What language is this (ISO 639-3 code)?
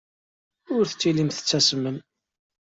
kab